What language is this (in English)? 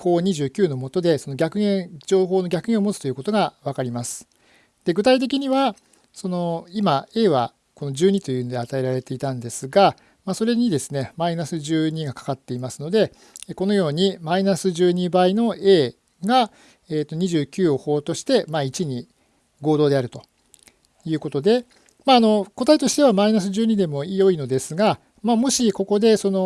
Japanese